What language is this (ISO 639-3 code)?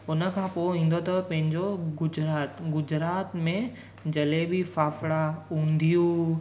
snd